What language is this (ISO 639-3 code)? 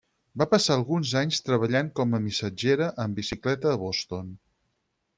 cat